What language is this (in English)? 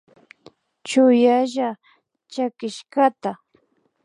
Imbabura Highland Quichua